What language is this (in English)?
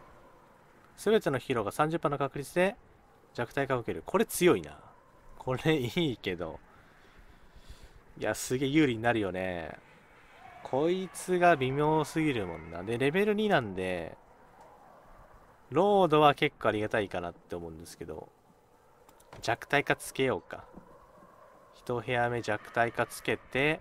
Japanese